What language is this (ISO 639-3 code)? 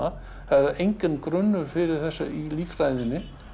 isl